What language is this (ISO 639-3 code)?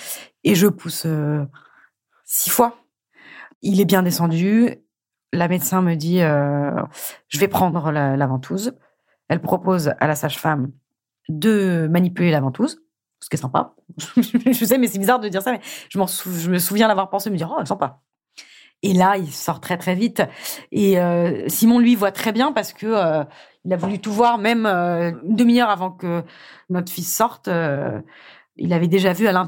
fra